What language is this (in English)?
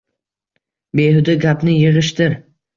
Uzbek